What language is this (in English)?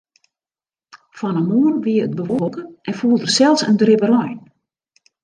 Western Frisian